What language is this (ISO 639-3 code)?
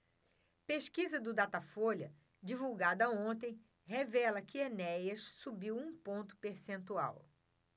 por